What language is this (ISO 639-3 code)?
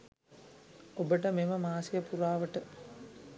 sin